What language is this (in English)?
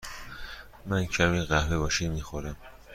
Persian